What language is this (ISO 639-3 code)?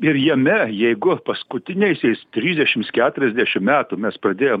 lit